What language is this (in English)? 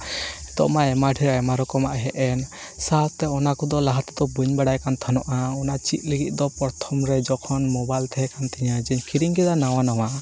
Santali